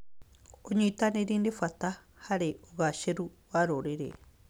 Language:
Kikuyu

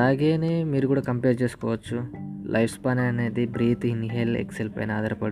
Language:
Telugu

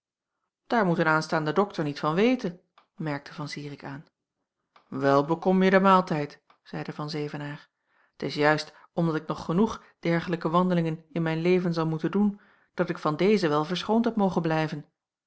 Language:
Dutch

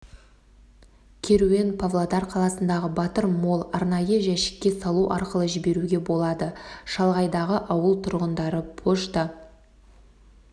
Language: Kazakh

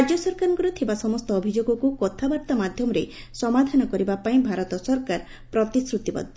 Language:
Odia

